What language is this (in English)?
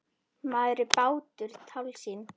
Icelandic